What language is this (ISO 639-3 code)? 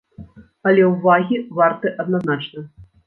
bel